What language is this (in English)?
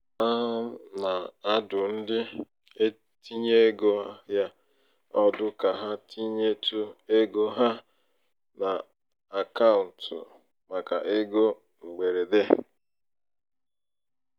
Igbo